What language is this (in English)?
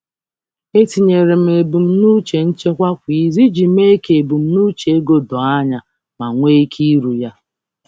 Igbo